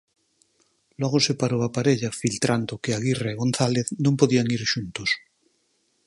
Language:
Galician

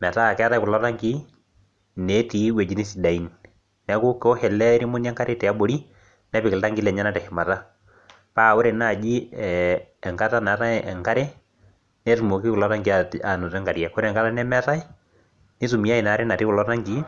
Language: Masai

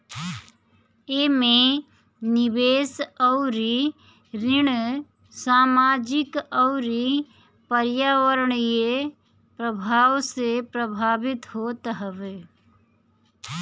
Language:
Bhojpuri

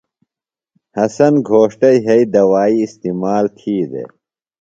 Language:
Phalura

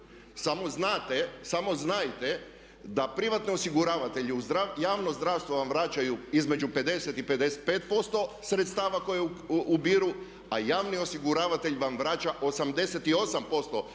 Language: Croatian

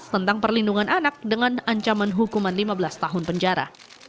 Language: Indonesian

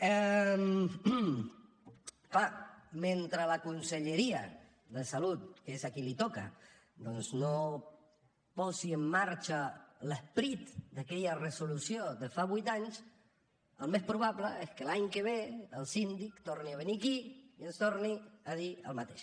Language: Catalan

